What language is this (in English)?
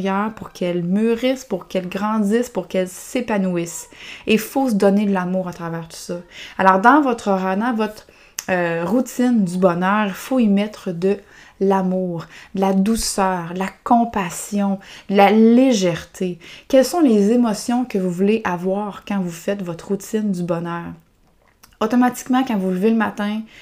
French